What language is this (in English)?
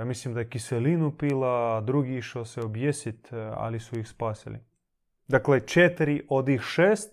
Croatian